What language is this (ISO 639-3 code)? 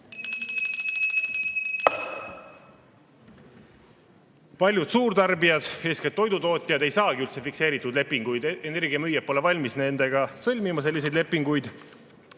est